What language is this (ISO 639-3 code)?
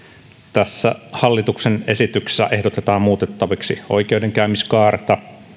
fin